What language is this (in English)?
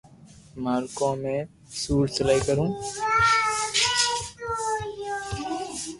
Loarki